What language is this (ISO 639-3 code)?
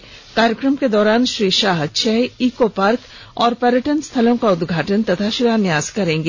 hin